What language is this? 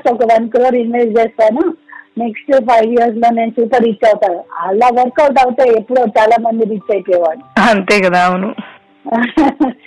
Telugu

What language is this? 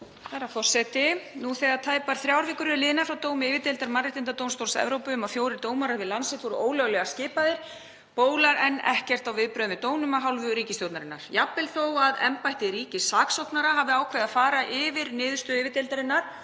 Icelandic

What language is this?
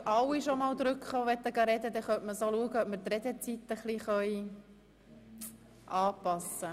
Swiss German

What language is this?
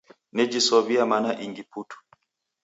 Taita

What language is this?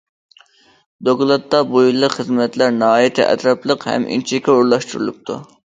Uyghur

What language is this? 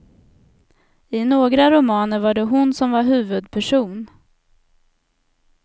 Swedish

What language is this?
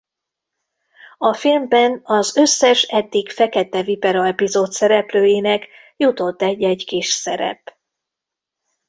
Hungarian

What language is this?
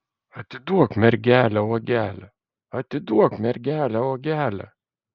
Lithuanian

